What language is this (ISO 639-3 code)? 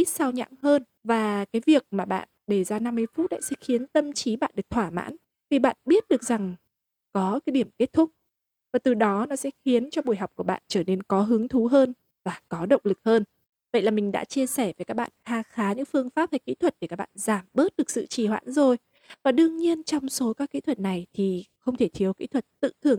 vie